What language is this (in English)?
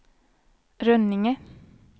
Swedish